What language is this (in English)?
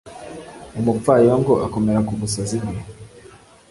Kinyarwanda